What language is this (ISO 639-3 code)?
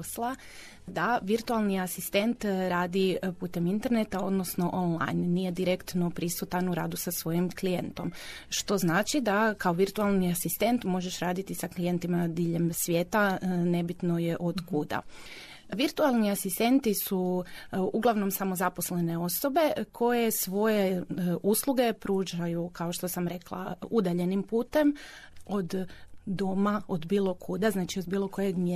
hrv